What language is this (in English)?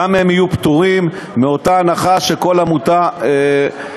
Hebrew